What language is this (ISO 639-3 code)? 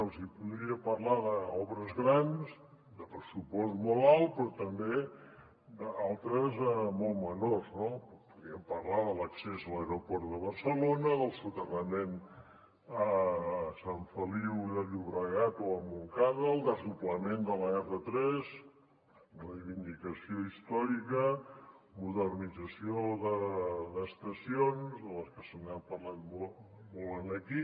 cat